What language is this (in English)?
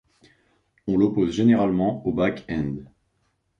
French